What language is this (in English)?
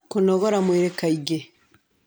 Kikuyu